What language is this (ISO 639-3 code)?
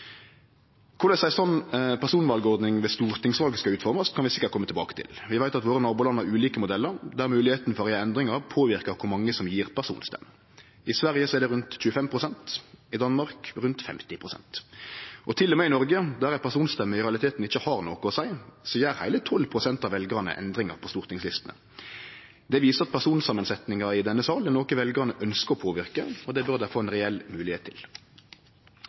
nno